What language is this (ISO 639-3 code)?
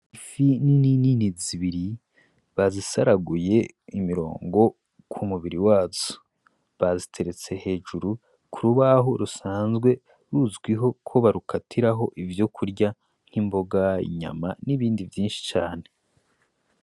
run